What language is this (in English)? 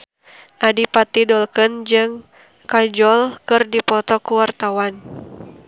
Sundanese